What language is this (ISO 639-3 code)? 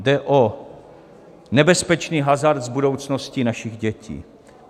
ces